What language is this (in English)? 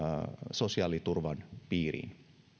Finnish